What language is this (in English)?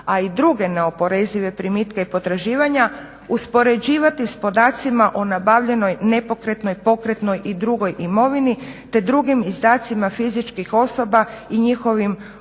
Croatian